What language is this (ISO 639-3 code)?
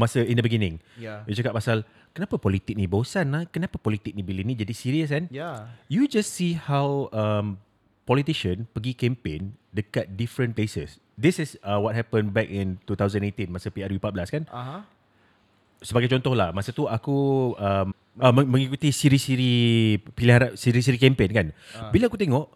msa